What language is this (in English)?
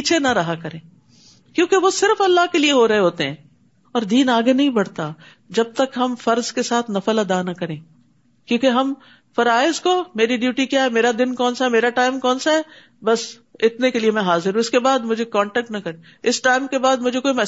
Urdu